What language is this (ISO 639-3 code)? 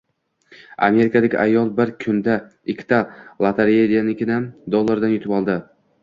uzb